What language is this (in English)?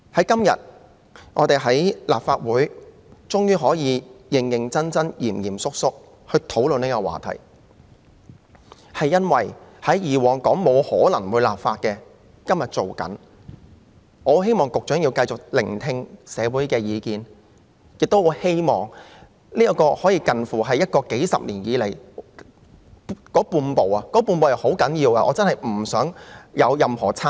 Cantonese